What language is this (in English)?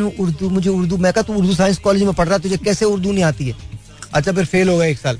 Hindi